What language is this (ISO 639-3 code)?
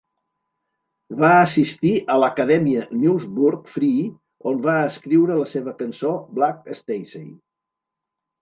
cat